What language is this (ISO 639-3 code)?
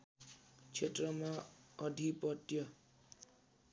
nep